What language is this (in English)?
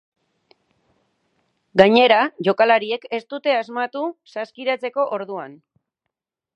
Basque